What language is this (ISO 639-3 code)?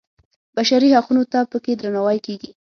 pus